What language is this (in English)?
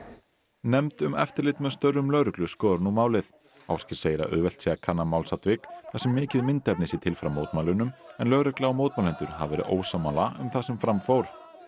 Icelandic